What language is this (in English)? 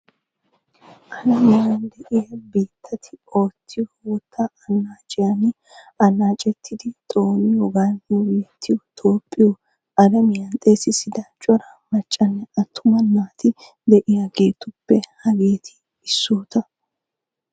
Wolaytta